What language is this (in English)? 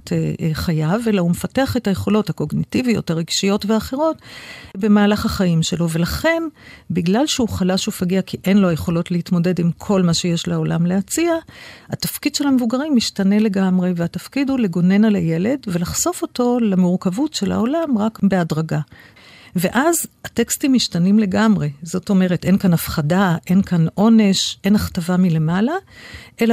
Hebrew